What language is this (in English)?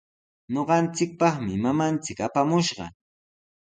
Sihuas Ancash Quechua